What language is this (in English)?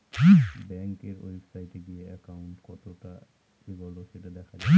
Bangla